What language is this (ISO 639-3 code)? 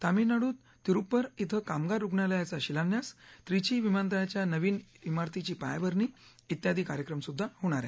mar